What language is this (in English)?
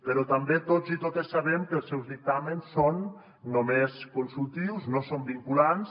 Catalan